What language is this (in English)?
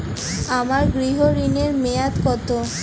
Bangla